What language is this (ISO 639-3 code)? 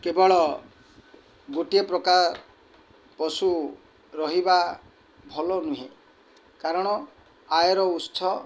ori